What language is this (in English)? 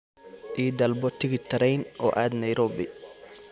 Somali